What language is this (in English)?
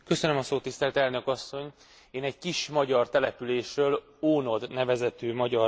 Hungarian